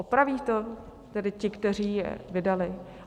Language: Czech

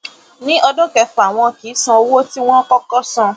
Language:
Yoruba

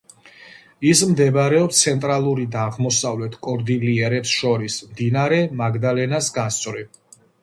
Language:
Georgian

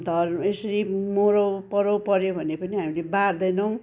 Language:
Nepali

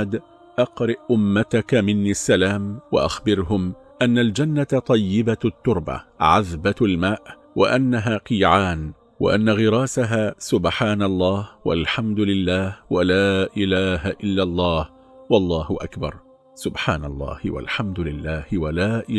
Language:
Arabic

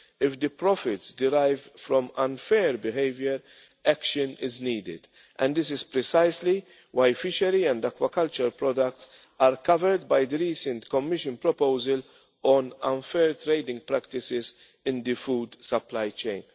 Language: English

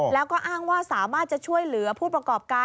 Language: Thai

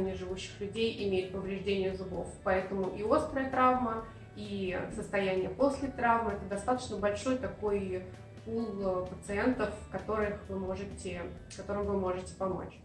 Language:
Russian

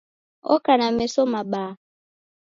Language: Taita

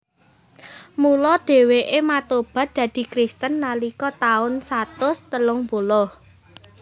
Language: Javanese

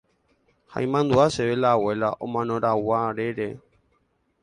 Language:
Guarani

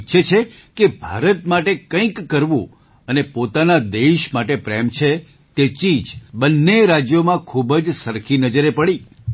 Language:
Gujarati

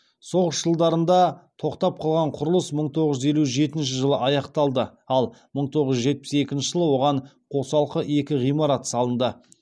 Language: Kazakh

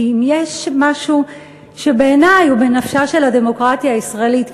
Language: Hebrew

